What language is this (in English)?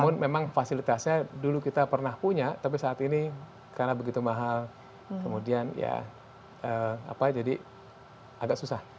Indonesian